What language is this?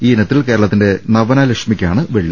Malayalam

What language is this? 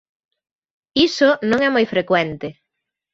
Galician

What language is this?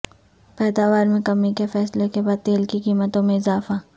Urdu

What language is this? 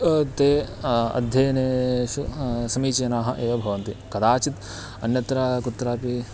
Sanskrit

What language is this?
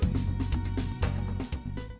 Vietnamese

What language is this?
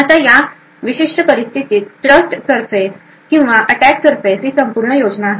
Marathi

